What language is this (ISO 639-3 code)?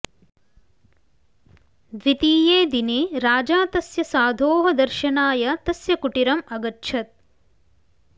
san